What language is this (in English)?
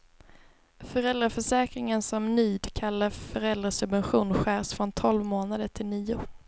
Swedish